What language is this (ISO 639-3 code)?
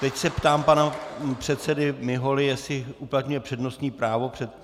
ces